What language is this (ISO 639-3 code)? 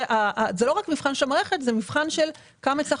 heb